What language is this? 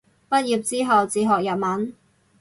Cantonese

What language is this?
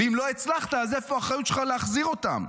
Hebrew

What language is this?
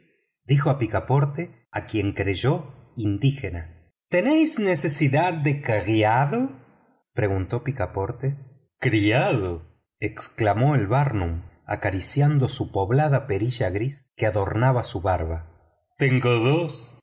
Spanish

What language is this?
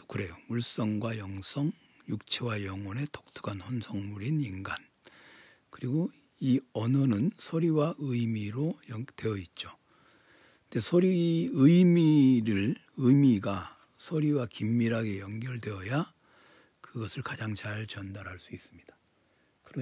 Korean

